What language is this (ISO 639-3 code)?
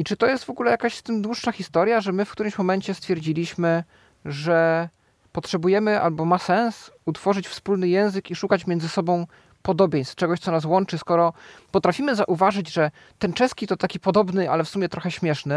pol